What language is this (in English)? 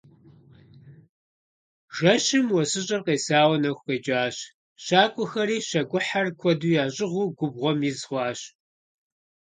Kabardian